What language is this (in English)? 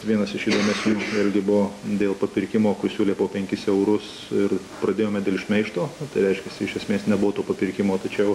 Lithuanian